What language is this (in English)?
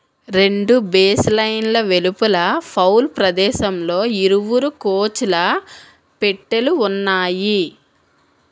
Telugu